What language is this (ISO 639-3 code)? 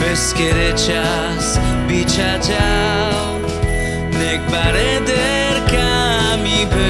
slk